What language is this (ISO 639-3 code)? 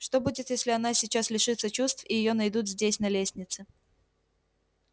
rus